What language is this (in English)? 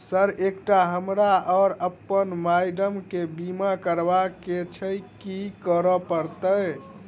Maithili